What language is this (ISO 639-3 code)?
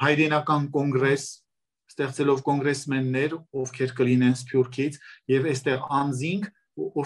tur